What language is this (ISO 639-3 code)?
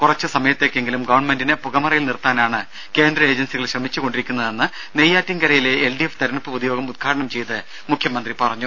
mal